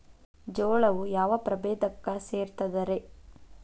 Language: Kannada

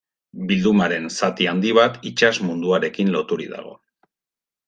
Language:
Basque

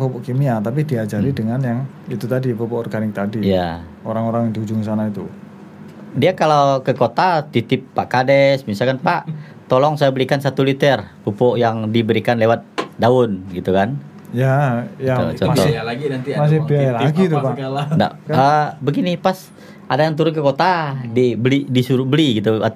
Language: Indonesian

